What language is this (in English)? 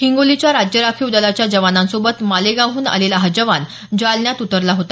Marathi